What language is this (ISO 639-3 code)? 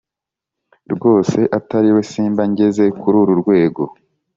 kin